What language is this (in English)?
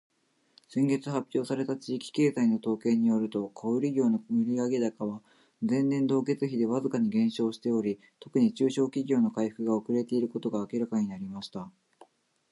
Japanese